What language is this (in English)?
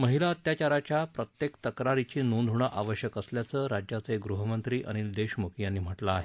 Marathi